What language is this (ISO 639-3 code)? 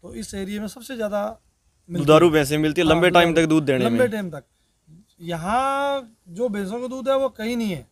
hin